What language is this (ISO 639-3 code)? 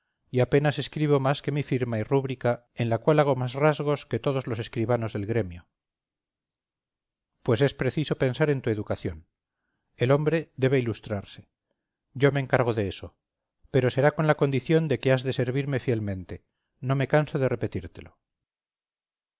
spa